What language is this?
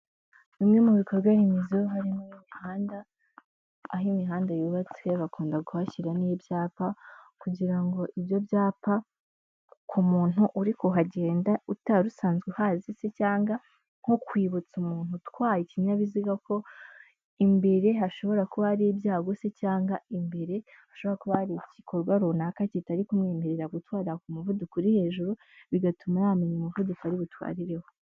Kinyarwanda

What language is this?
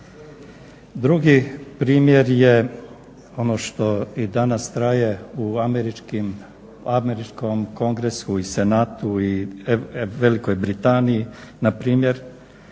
Croatian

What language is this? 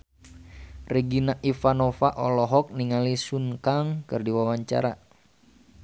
Sundanese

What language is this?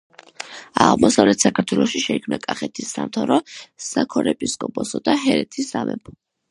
Georgian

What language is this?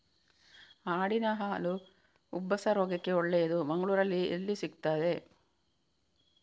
Kannada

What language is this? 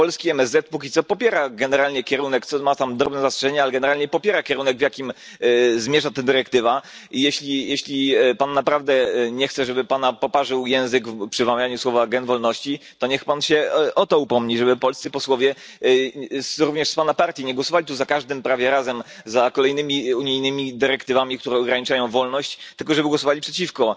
Polish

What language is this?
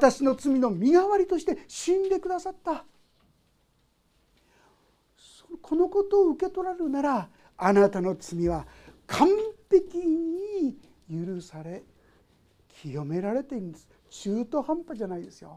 Japanese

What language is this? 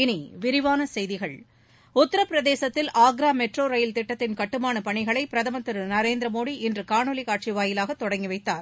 Tamil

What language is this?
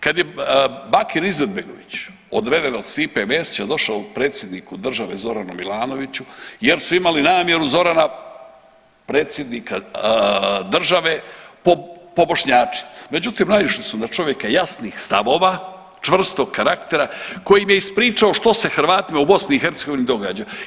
Croatian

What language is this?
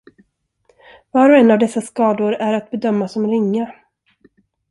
Swedish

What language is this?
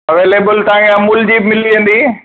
Sindhi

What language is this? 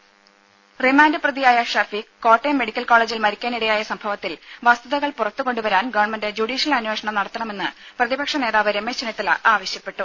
Malayalam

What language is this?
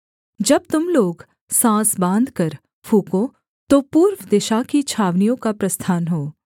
Hindi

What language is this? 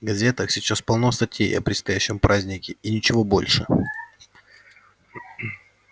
Russian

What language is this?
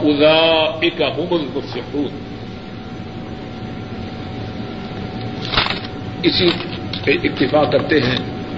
Urdu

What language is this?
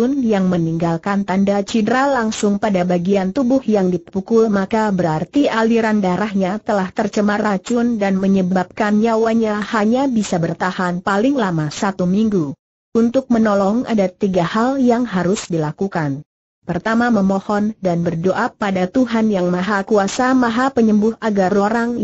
Indonesian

